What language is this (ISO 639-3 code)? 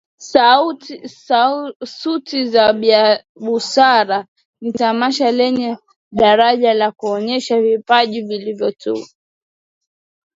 swa